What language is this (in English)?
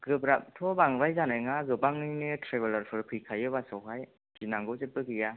Bodo